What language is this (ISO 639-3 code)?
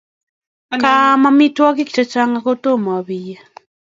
kln